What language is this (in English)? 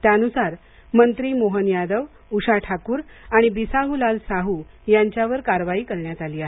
Marathi